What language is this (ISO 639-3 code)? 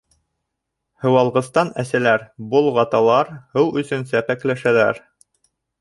bak